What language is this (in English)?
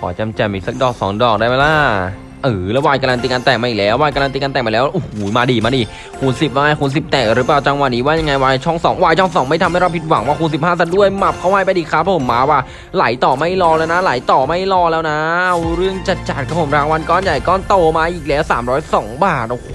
Thai